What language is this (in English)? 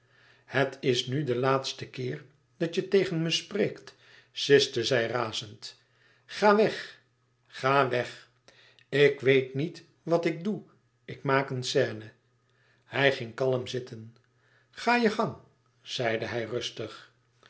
Dutch